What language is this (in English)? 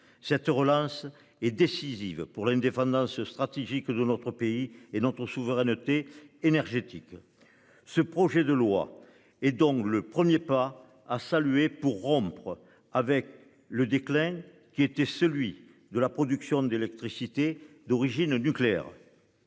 French